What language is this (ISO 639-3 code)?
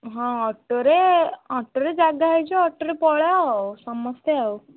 ori